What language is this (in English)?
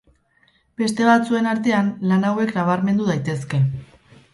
Basque